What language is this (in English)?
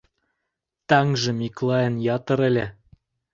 Mari